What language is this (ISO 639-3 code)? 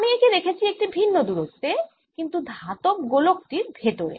ben